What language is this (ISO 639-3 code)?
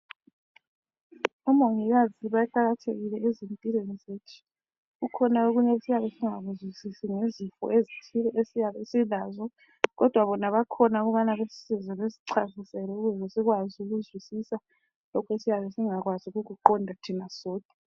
nde